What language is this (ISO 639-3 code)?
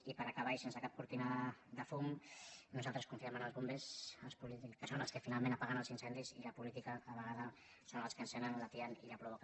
cat